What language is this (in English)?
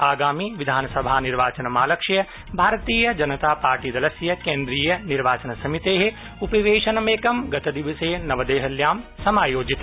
Sanskrit